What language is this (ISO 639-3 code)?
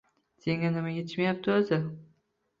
uzb